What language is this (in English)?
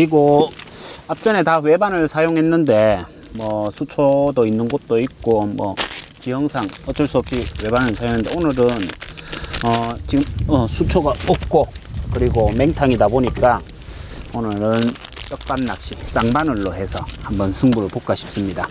Korean